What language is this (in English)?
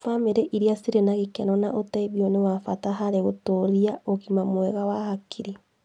Kikuyu